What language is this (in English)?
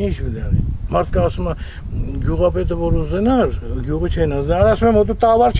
Turkish